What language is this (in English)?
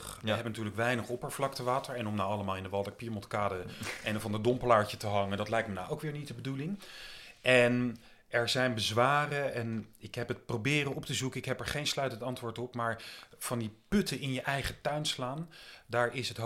Dutch